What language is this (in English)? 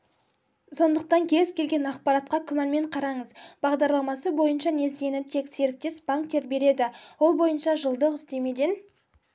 Kazakh